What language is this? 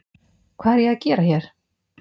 Icelandic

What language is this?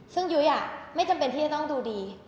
Thai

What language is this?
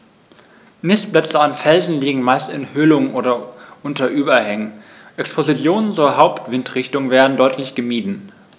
German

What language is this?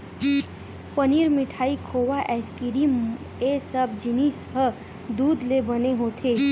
Chhattisgarhi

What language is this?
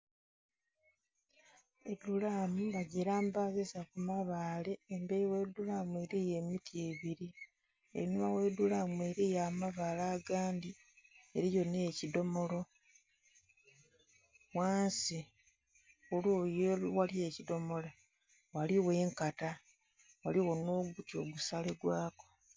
Soga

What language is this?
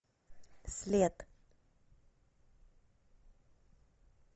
Russian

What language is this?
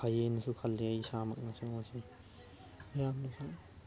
Manipuri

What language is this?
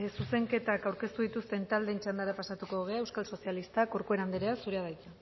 Basque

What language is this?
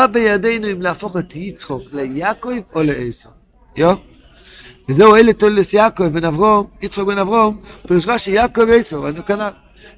Hebrew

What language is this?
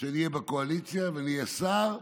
Hebrew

